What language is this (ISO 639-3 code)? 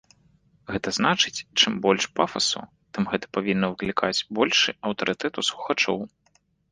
bel